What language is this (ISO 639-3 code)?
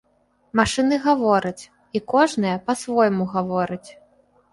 bel